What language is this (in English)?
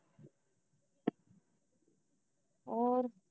Punjabi